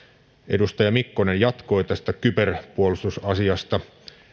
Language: Finnish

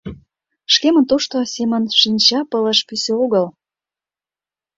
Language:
Mari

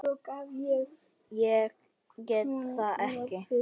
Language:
Icelandic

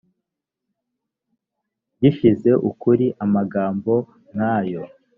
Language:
Kinyarwanda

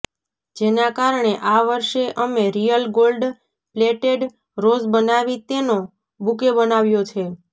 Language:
Gujarati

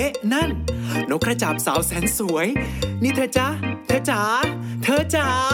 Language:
Thai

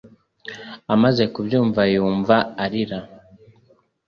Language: Kinyarwanda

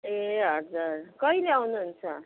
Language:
Nepali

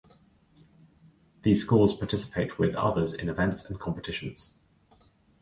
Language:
English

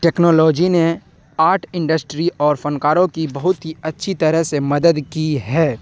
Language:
Urdu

